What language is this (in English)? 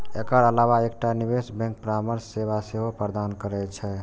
Maithili